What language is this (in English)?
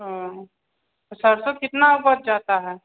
Maithili